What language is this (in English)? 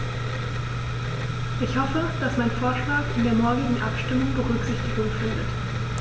German